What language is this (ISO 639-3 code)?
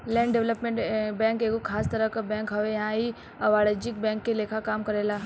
bho